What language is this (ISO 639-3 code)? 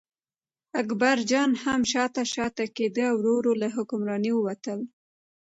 pus